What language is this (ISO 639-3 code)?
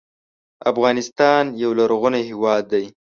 pus